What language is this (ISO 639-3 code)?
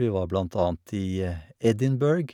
nor